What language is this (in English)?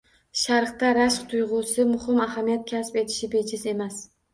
Uzbek